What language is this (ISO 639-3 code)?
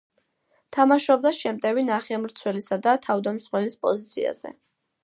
kat